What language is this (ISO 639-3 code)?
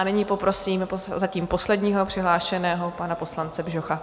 ces